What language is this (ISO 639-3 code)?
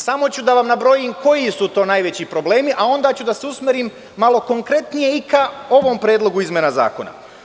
srp